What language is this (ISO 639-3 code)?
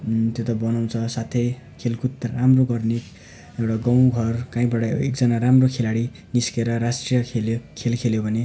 nep